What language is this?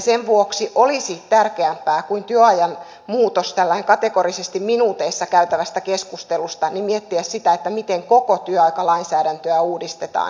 Finnish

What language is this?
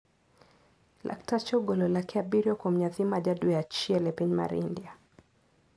Luo (Kenya and Tanzania)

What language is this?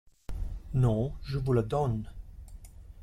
French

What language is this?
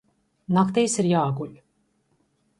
Latvian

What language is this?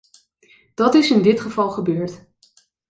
Dutch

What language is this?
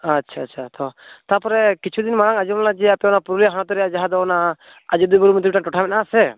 Santali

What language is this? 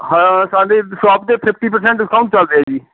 Punjabi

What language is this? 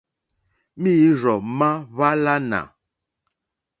Mokpwe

